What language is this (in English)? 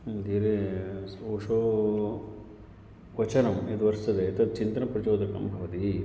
Sanskrit